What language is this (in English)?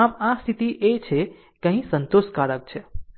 Gujarati